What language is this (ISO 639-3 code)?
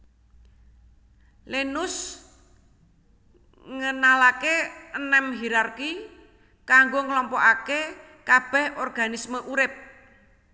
jav